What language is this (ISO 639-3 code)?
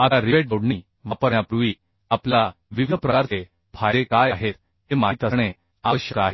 mar